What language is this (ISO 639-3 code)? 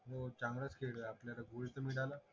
mar